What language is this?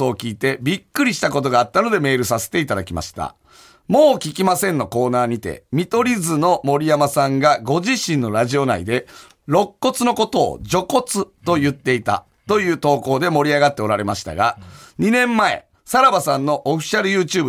Japanese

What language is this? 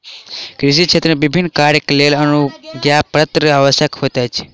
Maithili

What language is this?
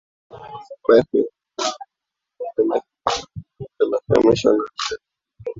Swahili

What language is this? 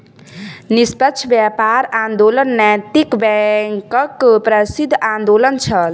Maithili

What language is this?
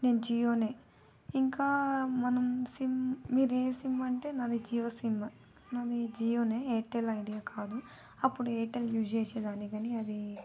Telugu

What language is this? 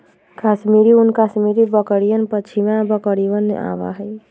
Magahi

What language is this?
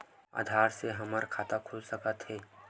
Chhattisgarhi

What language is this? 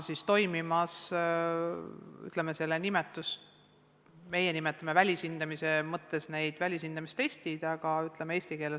Estonian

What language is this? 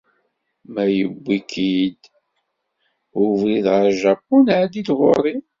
Kabyle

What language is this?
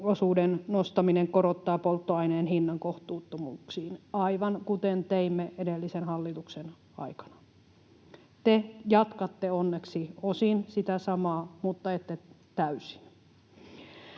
Finnish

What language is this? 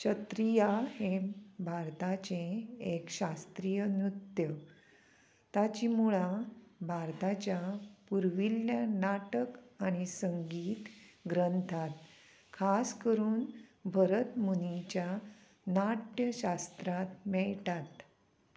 Konkani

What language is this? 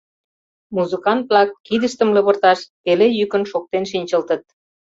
Mari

